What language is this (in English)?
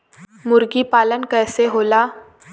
Bhojpuri